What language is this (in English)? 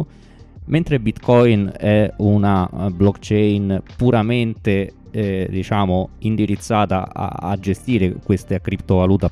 Italian